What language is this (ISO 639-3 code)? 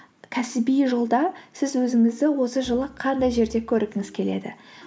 kaz